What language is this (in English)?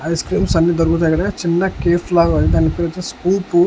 Telugu